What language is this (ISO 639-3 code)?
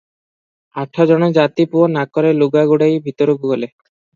ori